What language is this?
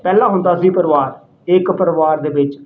Punjabi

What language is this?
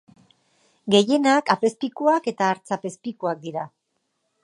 Basque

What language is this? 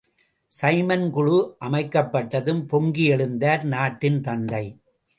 Tamil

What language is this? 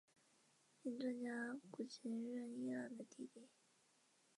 Chinese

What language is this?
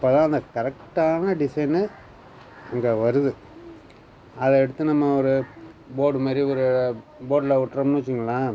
Tamil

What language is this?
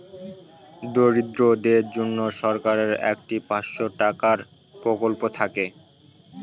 Bangla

